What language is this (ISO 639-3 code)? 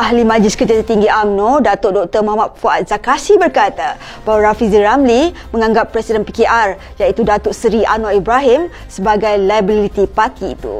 msa